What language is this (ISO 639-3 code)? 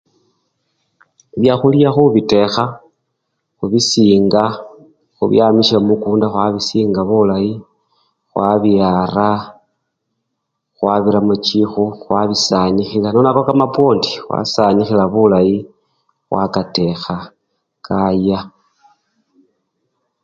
luy